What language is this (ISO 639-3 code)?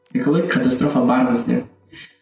kaz